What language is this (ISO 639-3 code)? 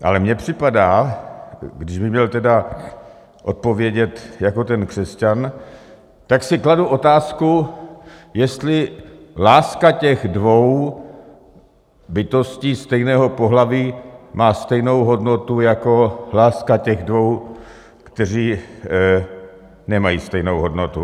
ces